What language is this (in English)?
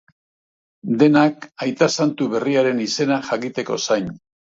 Basque